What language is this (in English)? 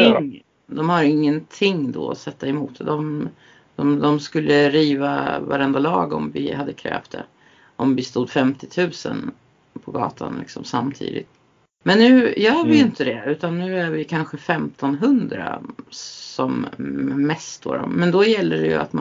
Swedish